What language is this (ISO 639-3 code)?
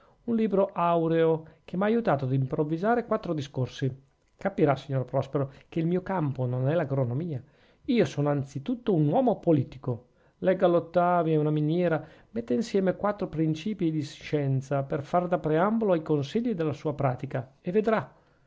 ita